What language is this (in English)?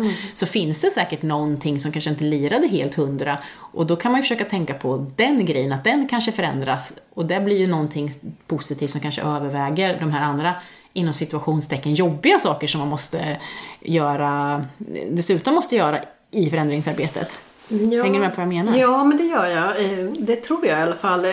Swedish